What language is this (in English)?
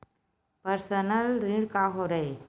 Chhattisgarhi